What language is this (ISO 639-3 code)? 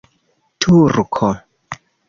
epo